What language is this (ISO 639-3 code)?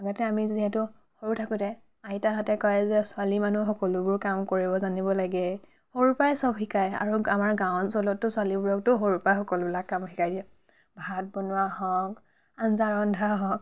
asm